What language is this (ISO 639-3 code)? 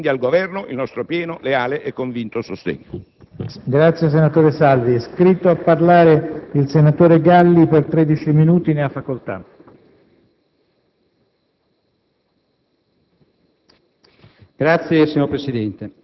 ita